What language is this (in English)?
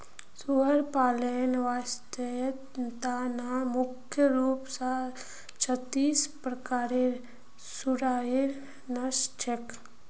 Magahi